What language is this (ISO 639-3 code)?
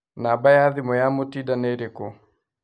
kik